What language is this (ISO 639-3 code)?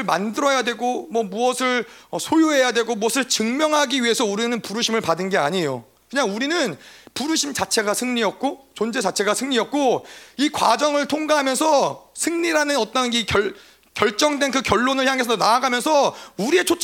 kor